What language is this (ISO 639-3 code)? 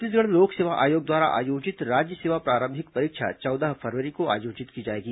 hin